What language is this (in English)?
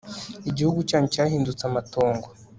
Kinyarwanda